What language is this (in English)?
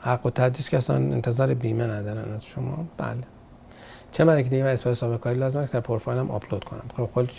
Persian